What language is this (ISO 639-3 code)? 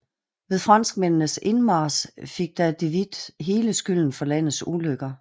dan